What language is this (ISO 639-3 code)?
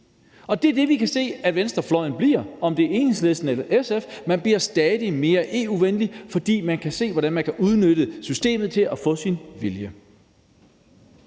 dan